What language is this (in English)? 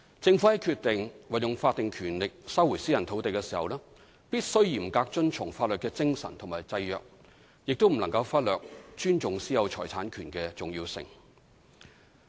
Cantonese